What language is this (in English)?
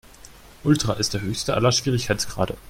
German